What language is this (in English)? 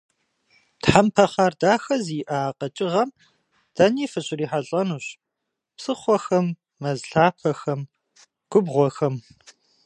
Kabardian